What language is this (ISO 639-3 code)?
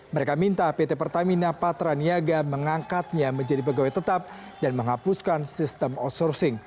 ind